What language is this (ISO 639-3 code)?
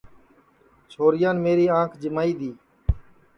ssi